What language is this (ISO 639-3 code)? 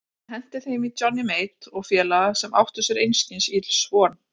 isl